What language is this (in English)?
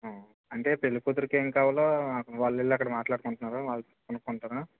Telugu